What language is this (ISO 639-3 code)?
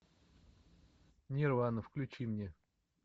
rus